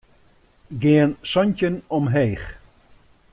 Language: Western Frisian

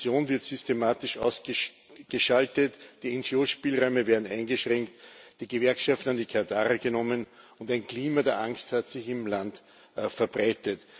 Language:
German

